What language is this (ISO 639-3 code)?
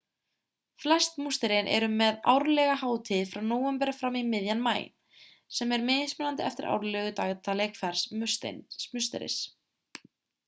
isl